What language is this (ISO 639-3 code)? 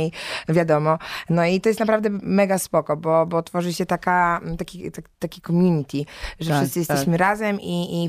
pol